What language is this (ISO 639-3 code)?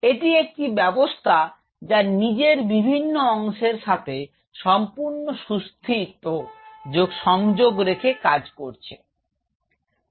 ben